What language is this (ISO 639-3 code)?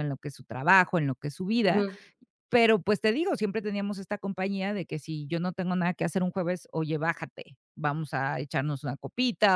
spa